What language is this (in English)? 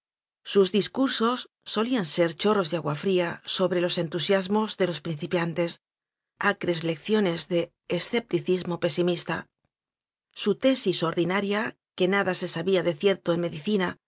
Spanish